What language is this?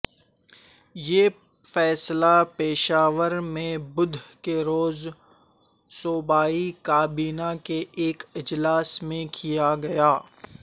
Urdu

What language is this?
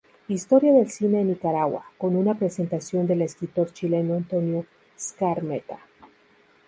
Spanish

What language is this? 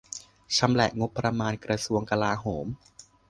Thai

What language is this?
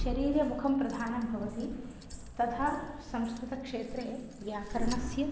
Sanskrit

